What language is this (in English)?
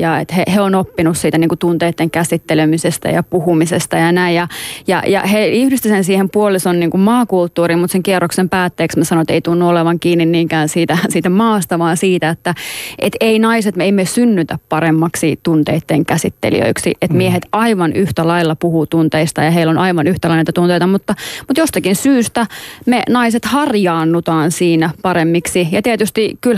Finnish